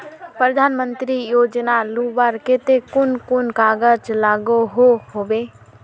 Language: Magahi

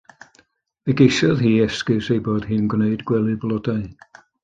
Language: Welsh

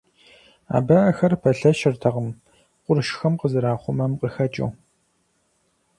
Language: Kabardian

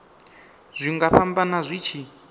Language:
Venda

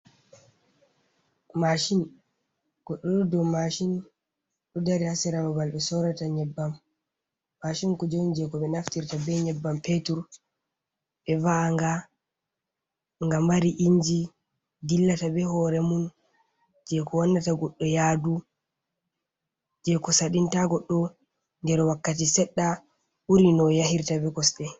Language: Fula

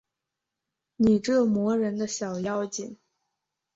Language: Chinese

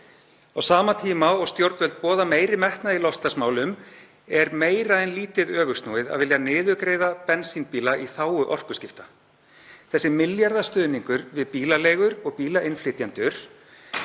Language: Icelandic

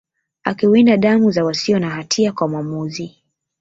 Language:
Swahili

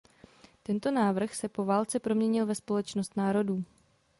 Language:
Czech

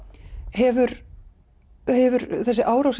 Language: Icelandic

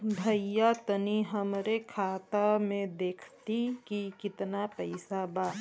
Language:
Bhojpuri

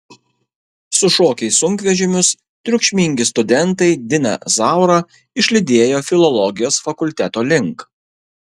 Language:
Lithuanian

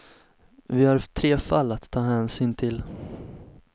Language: Swedish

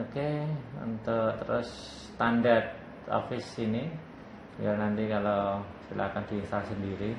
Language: Indonesian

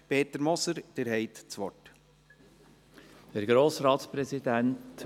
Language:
Swiss German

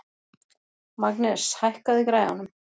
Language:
Icelandic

